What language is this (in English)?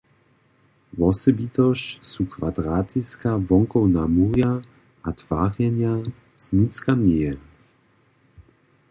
Upper Sorbian